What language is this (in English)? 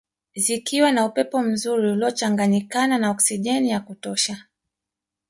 Swahili